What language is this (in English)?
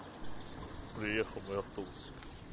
Russian